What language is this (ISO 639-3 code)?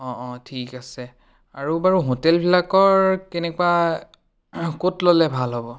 asm